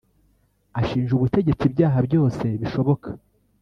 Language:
Kinyarwanda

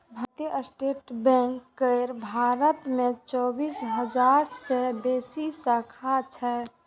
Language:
Maithili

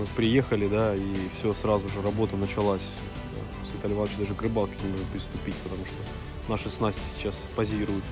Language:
Russian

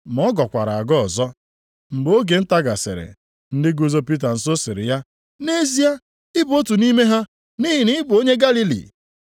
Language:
Igbo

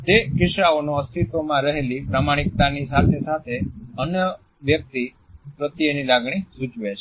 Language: Gujarati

